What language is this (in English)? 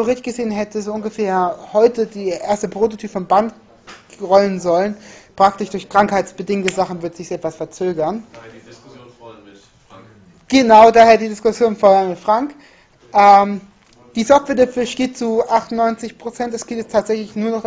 German